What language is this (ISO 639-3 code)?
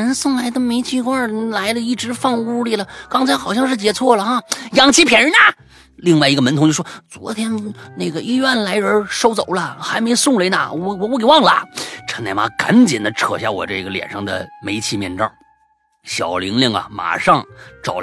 zho